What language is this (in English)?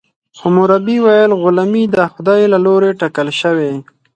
Pashto